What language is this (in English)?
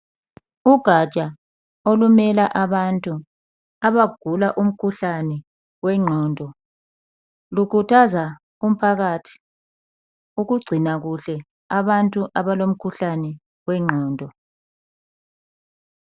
North Ndebele